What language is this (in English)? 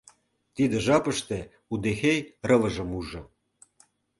Mari